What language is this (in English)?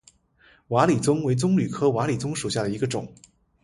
Chinese